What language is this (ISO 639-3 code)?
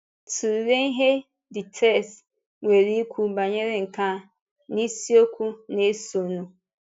ibo